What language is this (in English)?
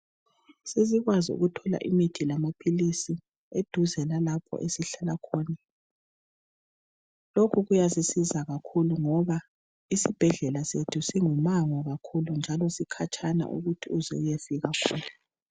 North Ndebele